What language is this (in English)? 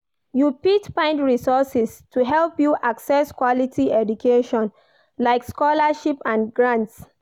Nigerian Pidgin